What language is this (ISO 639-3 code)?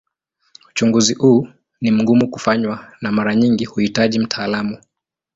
swa